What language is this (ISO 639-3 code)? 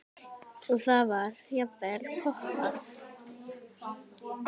isl